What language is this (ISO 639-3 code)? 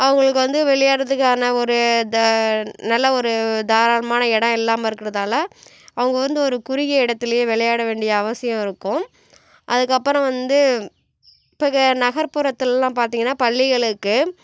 tam